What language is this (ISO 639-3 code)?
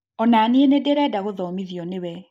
kik